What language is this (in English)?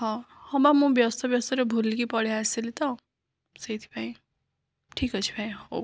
Odia